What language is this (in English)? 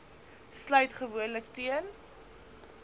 Afrikaans